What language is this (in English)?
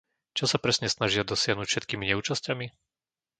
Slovak